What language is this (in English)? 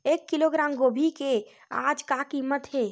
Chhattisgarhi